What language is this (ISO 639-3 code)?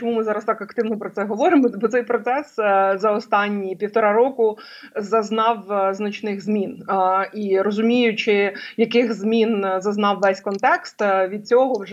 ukr